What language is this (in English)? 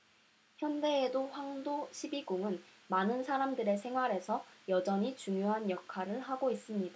Korean